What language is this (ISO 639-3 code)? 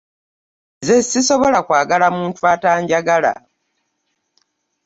lug